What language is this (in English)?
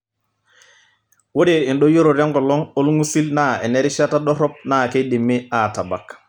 Masai